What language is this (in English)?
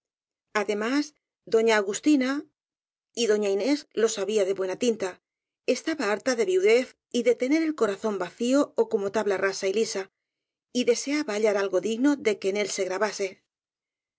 Spanish